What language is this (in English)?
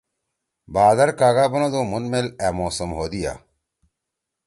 Torwali